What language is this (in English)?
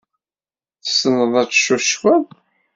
Kabyle